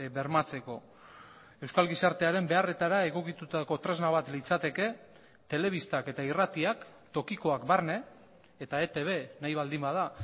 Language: Basque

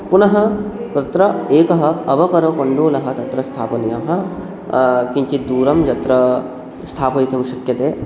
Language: Sanskrit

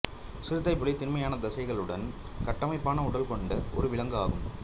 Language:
Tamil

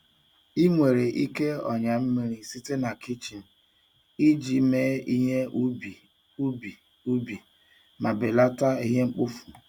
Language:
Igbo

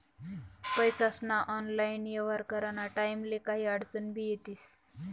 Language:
Marathi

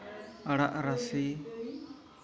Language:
Santali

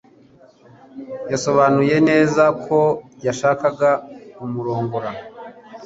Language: Kinyarwanda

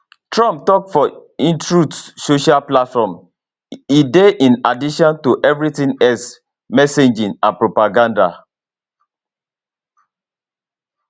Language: Nigerian Pidgin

